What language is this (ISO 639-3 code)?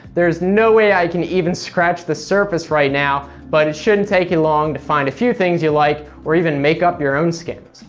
eng